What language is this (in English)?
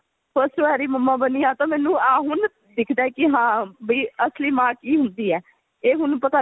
Punjabi